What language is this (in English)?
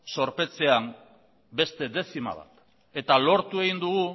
Basque